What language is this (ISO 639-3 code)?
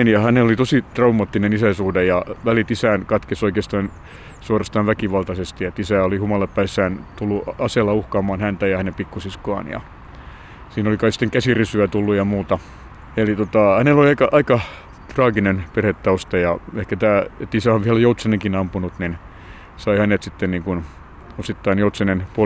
fin